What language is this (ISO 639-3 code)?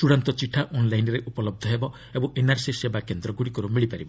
ori